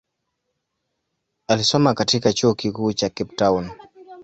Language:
Swahili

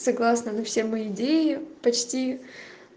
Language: Russian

